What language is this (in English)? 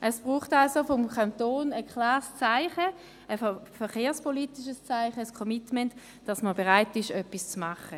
Swiss German